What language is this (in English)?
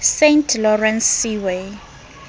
Southern Sotho